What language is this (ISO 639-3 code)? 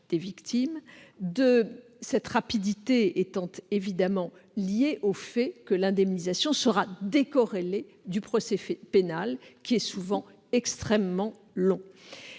fra